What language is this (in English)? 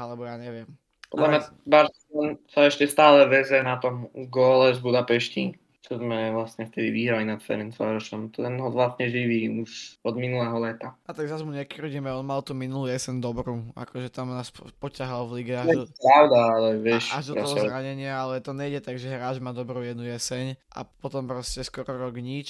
Slovak